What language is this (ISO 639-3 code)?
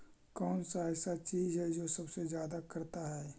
mag